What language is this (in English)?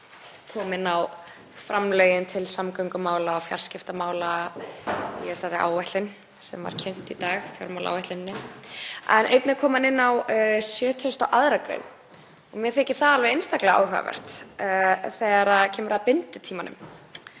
Icelandic